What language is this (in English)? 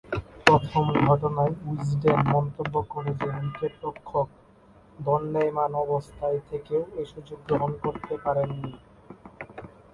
Bangla